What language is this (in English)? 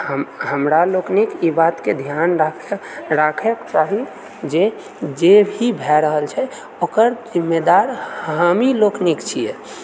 Maithili